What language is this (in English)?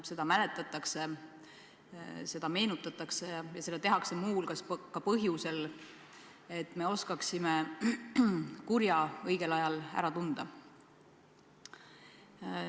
Estonian